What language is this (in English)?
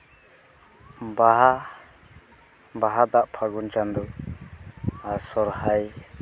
Santali